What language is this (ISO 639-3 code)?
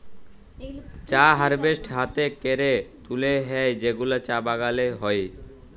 ben